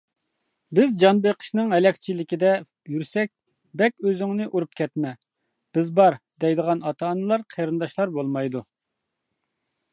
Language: Uyghur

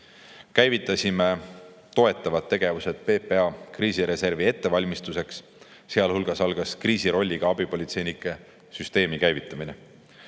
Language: Estonian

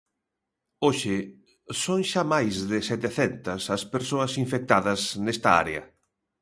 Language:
Galician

